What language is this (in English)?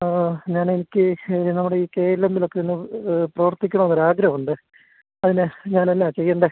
Malayalam